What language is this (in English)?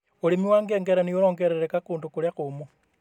Kikuyu